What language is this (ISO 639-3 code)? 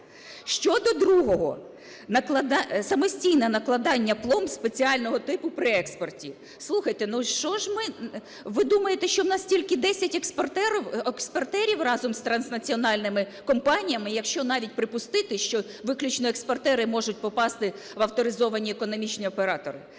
ukr